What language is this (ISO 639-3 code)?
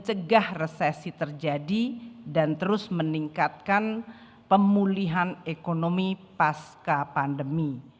ind